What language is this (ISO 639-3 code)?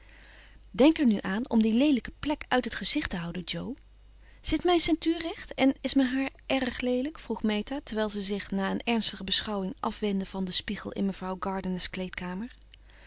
nld